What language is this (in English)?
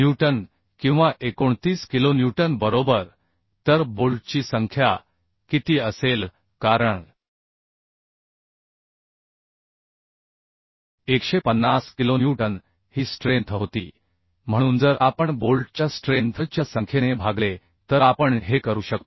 Marathi